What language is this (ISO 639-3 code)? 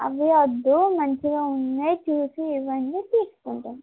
tel